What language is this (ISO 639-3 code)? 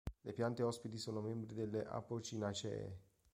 ita